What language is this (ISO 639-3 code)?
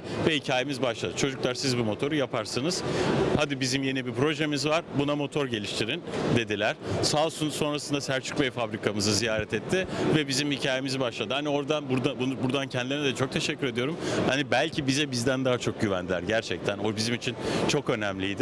tur